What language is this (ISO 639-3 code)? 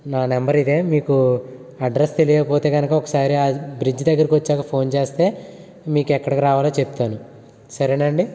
tel